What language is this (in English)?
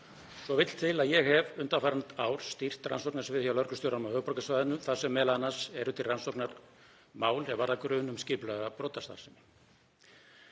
Icelandic